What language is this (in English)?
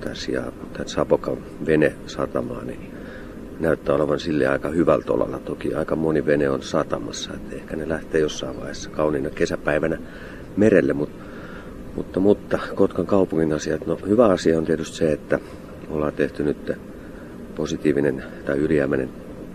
Finnish